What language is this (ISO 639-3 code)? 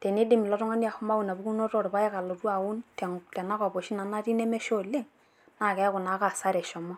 mas